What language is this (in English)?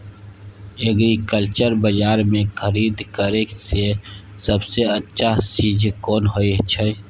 Maithili